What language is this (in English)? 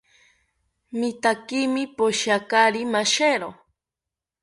South Ucayali Ashéninka